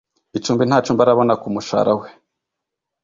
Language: Kinyarwanda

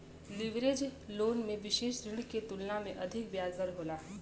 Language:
Bhojpuri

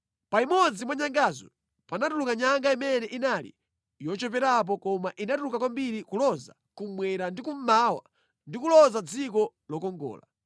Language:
Nyanja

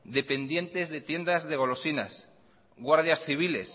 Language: Spanish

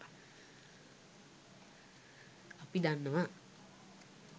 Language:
Sinhala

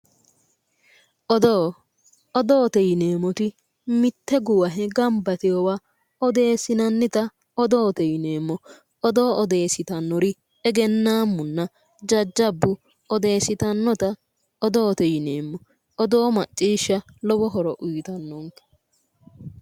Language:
Sidamo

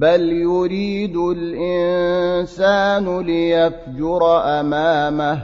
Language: Arabic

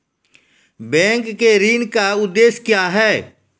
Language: Maithili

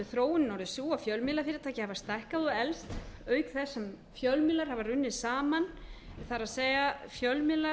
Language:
Icelandic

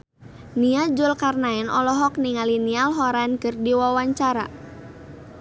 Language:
Sundanese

